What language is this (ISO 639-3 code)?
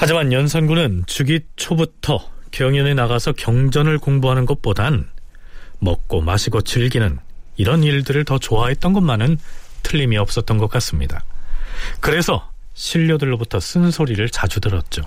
kor